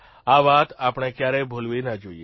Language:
Gujarati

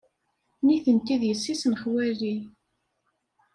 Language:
Kabyle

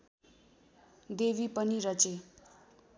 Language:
Nepali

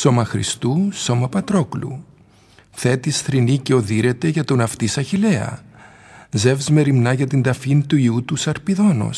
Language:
Greek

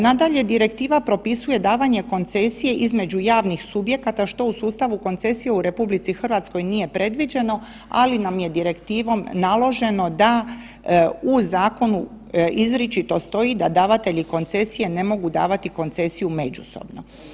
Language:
Croatian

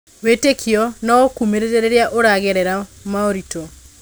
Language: Kikuyu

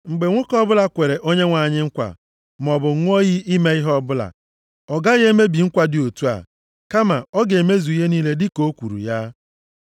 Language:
Igbo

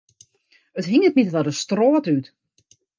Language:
Western Frisian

